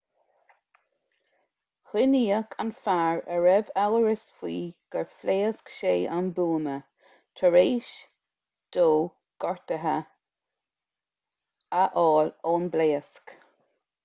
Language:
Irish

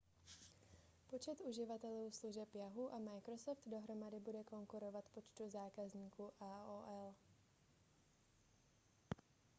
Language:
Czech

